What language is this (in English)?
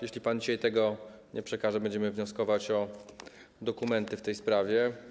Polish